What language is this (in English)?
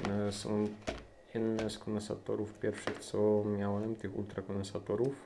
Polish